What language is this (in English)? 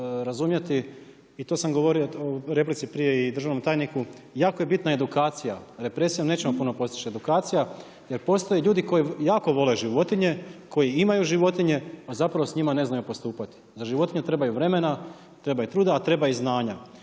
Croatian